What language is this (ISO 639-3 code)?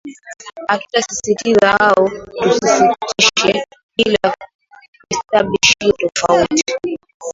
swa